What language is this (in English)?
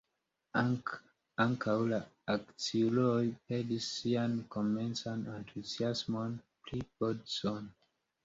Esperanto